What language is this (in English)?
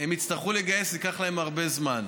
Hebrew